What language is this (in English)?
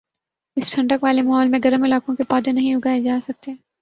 Urdu